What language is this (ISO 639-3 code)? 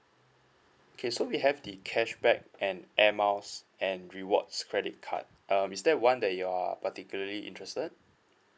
eng